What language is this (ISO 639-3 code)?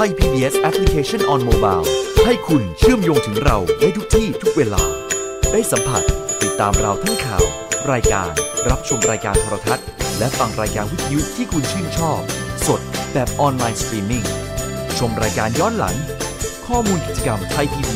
tha